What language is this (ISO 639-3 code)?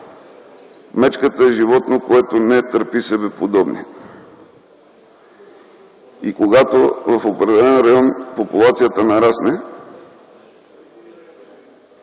bul